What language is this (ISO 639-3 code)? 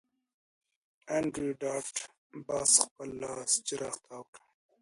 pus